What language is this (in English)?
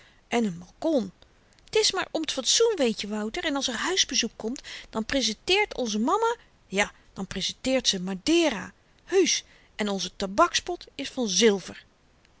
Dutch